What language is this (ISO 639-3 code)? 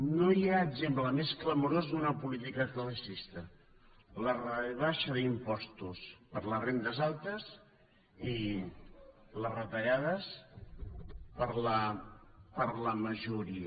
cat